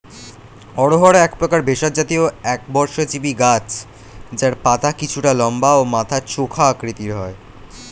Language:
Bangla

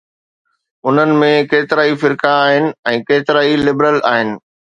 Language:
Sindhi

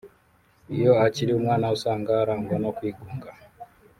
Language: Kinyarwanda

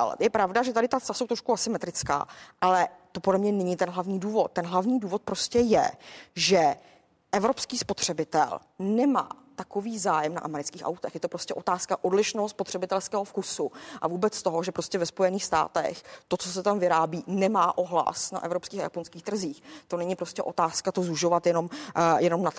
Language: Czech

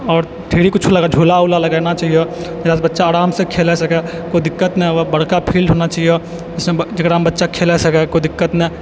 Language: Maithili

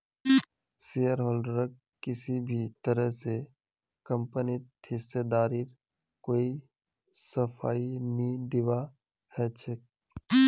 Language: Magahi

